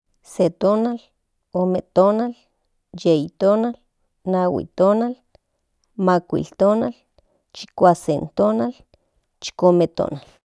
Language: Central Nahuatl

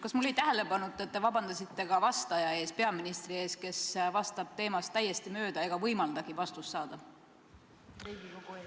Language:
Estonian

